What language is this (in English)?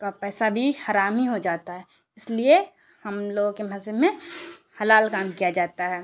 Urdu